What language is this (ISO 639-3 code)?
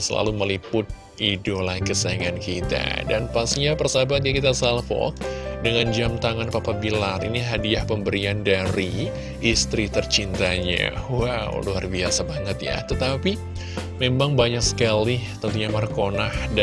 ind